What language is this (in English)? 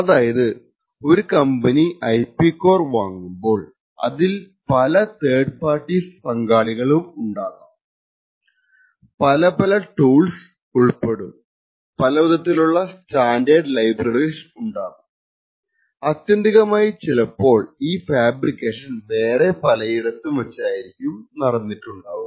Malayalam